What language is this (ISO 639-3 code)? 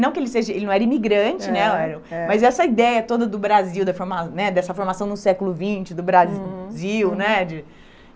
por